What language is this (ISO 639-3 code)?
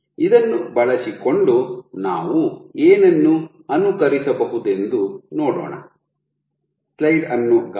kan